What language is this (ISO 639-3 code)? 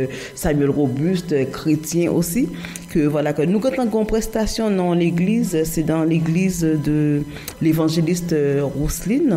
fra